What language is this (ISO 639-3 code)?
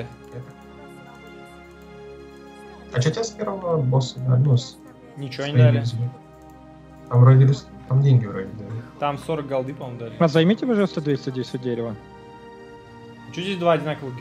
rus